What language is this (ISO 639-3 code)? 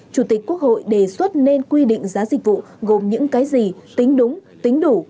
vie